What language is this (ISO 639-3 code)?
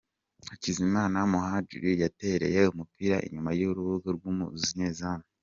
kin